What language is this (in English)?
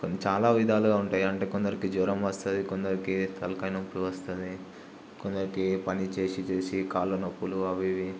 Telugu